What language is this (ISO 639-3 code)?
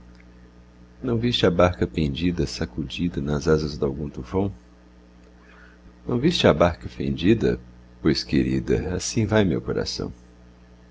por